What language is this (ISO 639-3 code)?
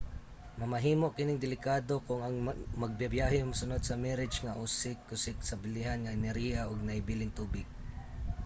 ceb